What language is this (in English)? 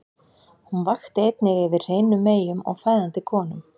Icelandic